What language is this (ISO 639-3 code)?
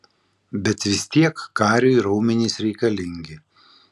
lit